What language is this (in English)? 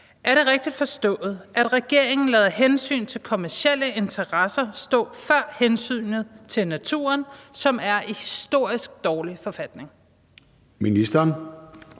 Danish